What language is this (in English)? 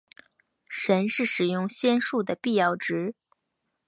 Chinese